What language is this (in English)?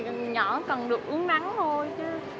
Vietnamese